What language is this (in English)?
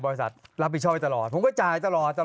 Thai